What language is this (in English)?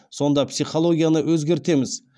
Kazakh